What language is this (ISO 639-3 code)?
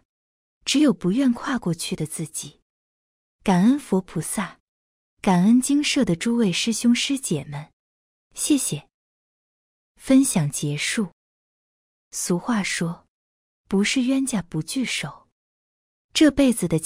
zho